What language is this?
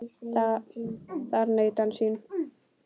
Icelandic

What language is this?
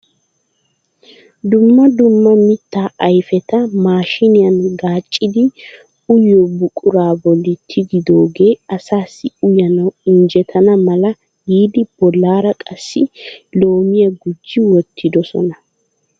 Wolaytta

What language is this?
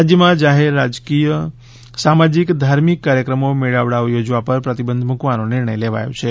Gujarati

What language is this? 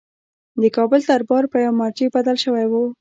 Pashto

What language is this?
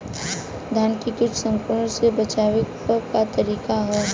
Bhojpuri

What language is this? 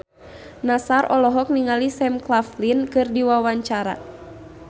Sundanese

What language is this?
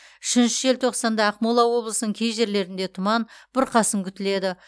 Kazakh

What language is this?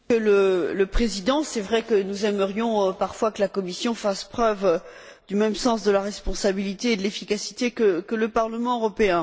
French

